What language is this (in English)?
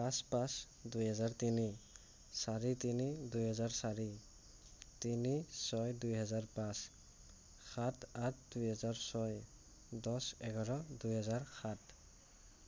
Assamese